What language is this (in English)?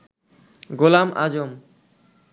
Bangla